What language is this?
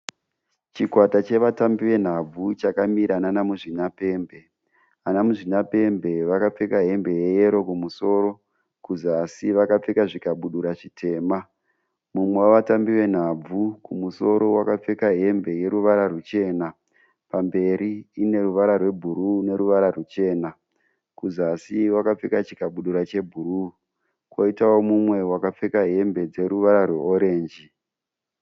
Shona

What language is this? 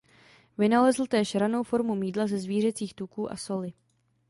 Czech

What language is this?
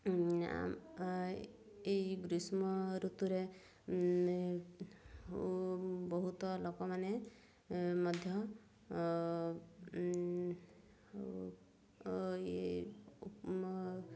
Odia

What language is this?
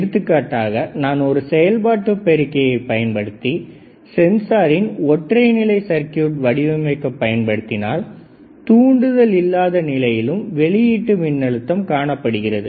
Tamil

